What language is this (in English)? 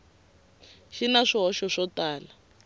Tsonga